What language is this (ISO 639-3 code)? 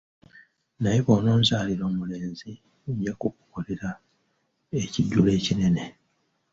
lug